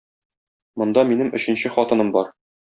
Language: Tatar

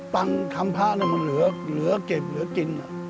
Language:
Thai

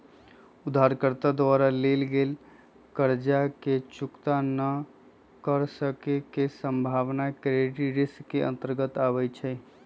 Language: Magahi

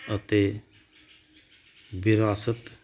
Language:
Punjabi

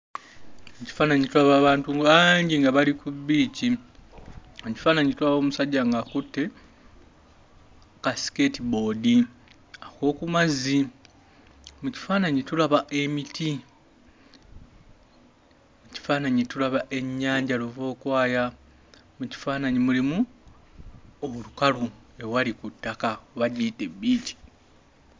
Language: Ganda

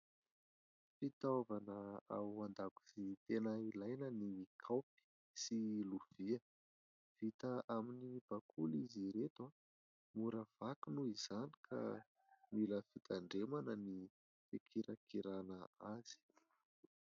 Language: Malagasy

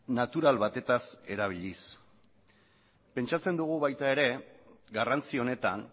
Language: Basque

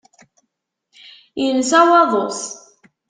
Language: Kabyle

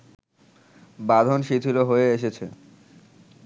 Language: Bangla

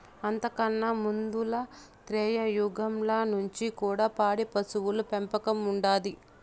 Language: Telugu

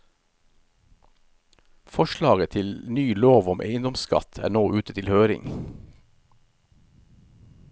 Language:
Norwegian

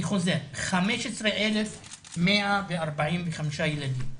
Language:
Hebrew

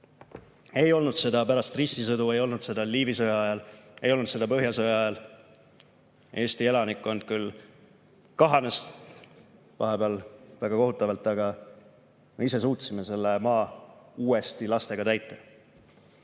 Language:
Estonian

